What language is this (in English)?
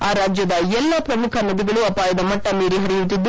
Kannada